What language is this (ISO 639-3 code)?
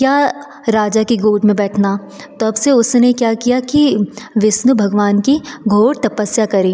hin